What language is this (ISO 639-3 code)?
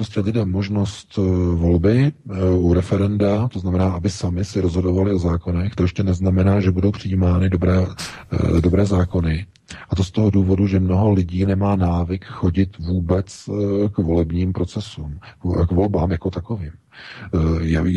ces